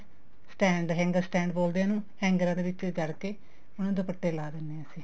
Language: Punjabi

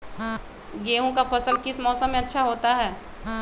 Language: Magahi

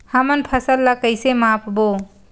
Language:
Chhattisgarhi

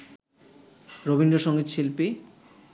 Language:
Bangla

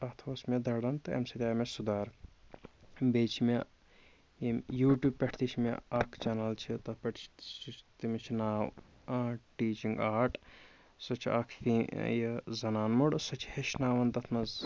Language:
Kashmiri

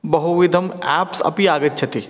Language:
Sanskrit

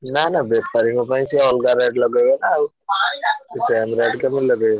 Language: Odia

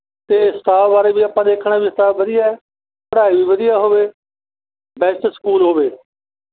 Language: Punjabi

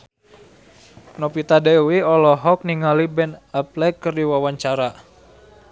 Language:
Sundanese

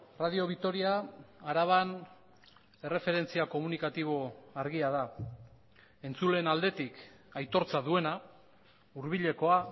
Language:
Basque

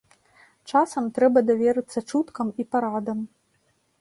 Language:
Belarusian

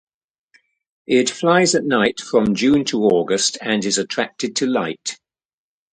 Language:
English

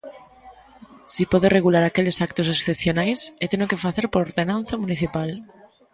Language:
Galician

